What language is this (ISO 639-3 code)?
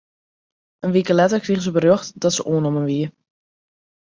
fry